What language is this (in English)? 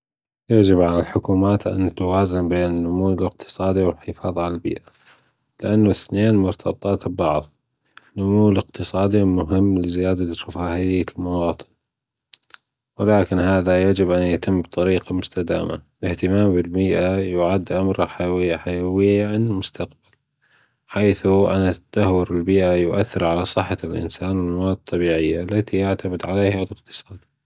Gulf Arabic